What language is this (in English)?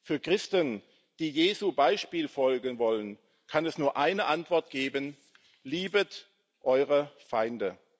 German